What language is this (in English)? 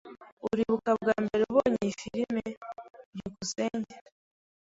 Kinyarwanda